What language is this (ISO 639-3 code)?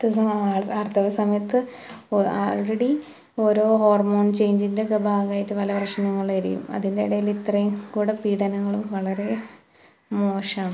mal